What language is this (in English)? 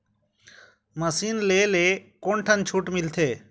Chhattisgarhi